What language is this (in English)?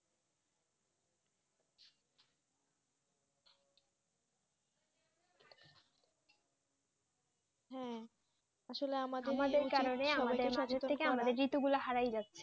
Bangla